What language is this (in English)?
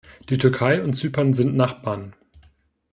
German